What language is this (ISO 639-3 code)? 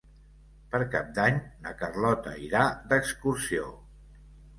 cat